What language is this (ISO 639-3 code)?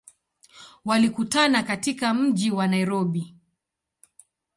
swa